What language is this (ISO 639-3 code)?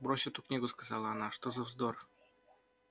rus